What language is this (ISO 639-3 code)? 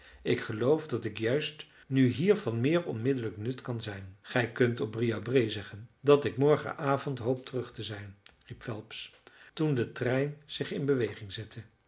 nld